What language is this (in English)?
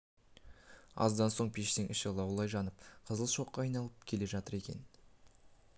Kazakh